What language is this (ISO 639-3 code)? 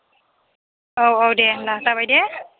brx